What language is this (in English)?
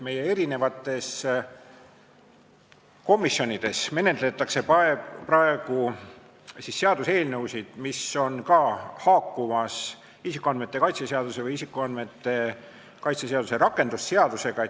Estonian